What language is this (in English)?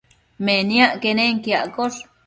Matsés